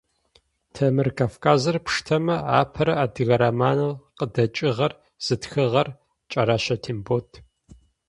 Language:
Adyghe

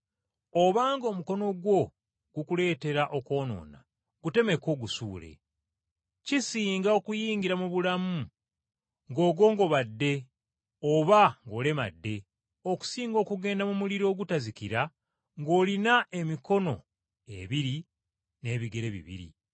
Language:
Ganda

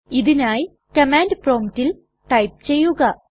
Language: Malayalam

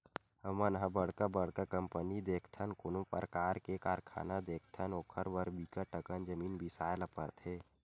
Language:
Chhattisgarhi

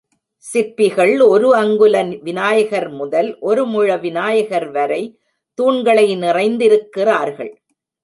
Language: Tamil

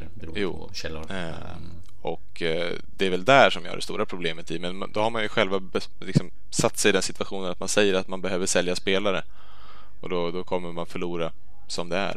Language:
Swedish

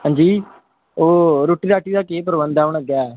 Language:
Dogri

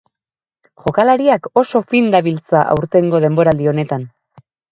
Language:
Basque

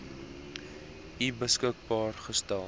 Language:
Afrikaans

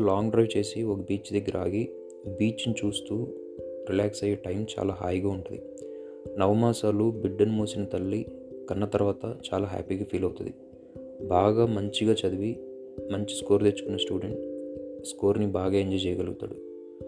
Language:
Telugu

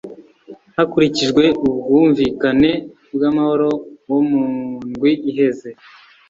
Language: Kinyarwanda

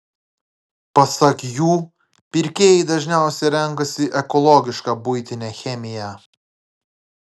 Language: Lithuanian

